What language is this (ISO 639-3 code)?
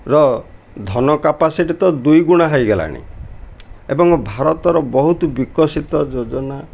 ori